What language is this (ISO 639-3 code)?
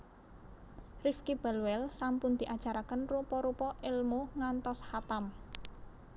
jav